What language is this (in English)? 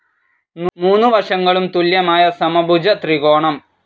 Malayalam